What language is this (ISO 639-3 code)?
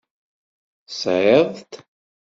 kab